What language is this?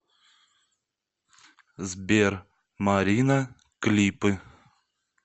Russian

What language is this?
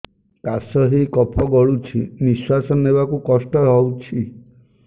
Odia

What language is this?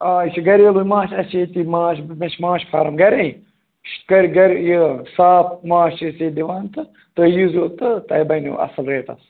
Kashmiri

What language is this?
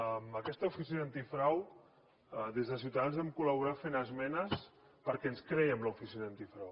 Catalan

